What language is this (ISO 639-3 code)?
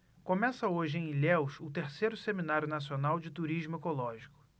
por